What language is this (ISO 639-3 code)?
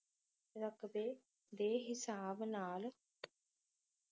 pan